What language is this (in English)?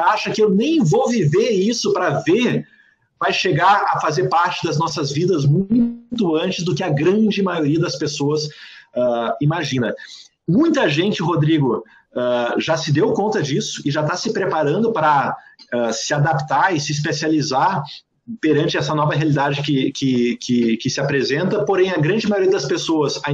Portuguese